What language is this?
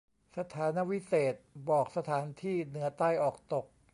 Thai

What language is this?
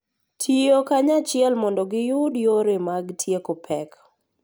Luo (Kenya and Tanzania)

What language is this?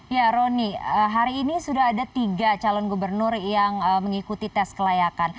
Indonesian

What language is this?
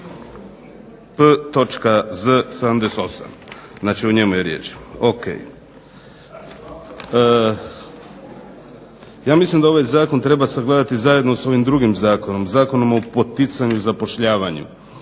Croatian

